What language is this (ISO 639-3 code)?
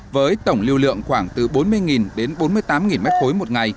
vie